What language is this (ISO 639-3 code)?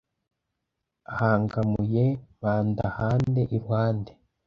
kin